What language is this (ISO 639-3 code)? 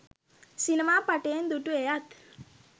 sin